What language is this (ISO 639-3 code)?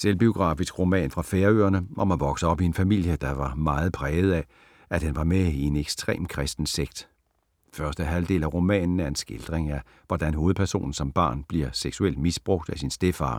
dan